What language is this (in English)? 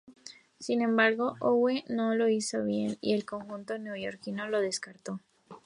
Spanish